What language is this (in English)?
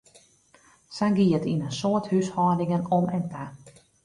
Western Frisian